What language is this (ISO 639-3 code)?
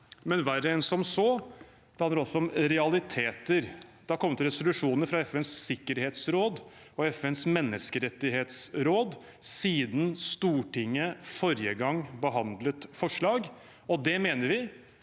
nor